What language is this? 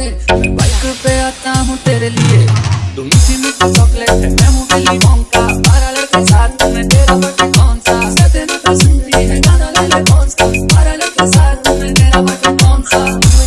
Hindi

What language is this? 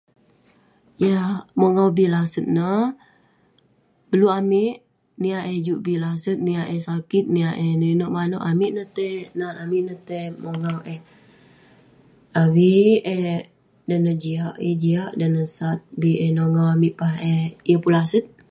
Western Penan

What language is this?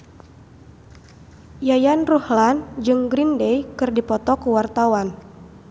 Sundanese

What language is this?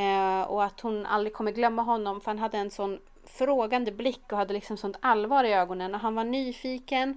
Swedish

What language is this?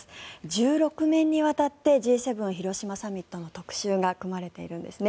Japanese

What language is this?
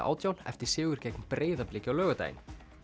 Icelandic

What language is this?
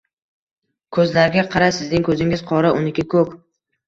Uzbek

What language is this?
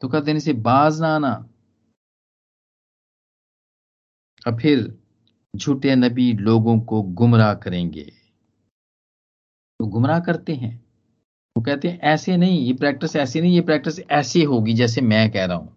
Hindi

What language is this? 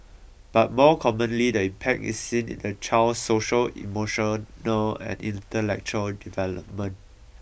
English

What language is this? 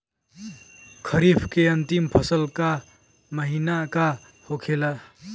Bhojpuri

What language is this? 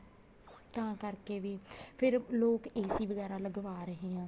Punjabi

